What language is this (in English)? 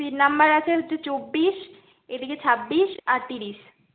Bangla